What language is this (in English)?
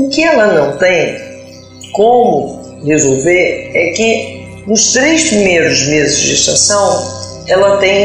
Portuguese